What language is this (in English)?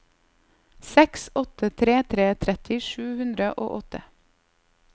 Norwegian